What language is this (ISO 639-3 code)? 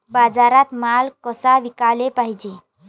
mar